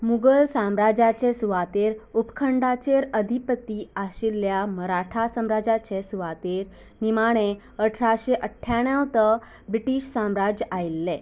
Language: Konkani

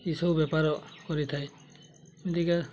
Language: Odia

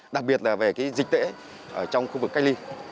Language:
Vietnamese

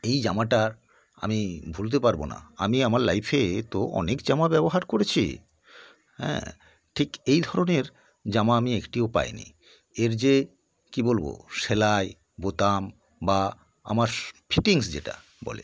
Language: Bangla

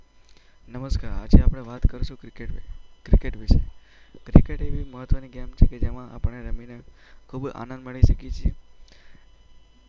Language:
Gujarati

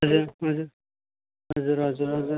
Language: Nepali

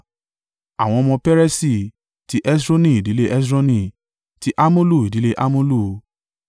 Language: Yoruba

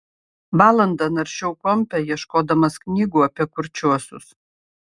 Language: Lithuanian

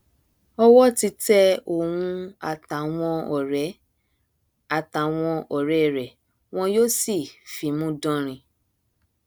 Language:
Yoruba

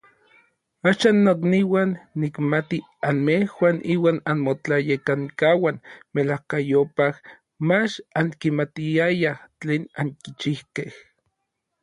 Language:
Orizaba Nahuatl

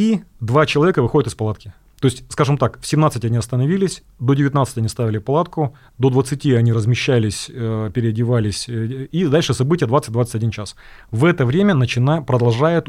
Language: Russian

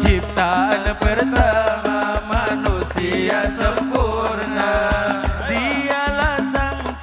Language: Arabic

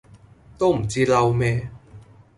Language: Cantonese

